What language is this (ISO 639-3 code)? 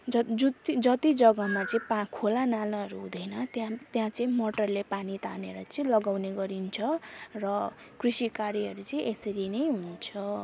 nep